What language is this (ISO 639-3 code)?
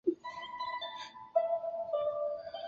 zho